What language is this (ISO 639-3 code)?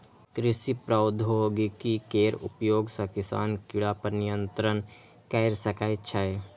mai